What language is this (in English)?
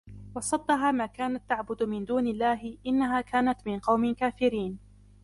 Arabic